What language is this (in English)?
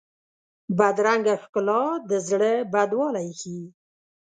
Pashto